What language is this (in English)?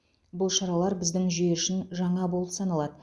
Kazakh